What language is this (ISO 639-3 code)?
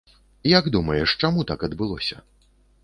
bel